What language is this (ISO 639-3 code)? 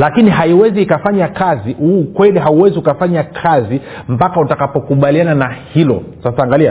swa